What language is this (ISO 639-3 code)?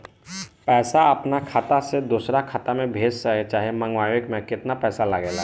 bho